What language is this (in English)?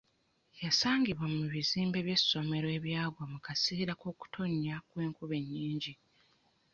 Ganda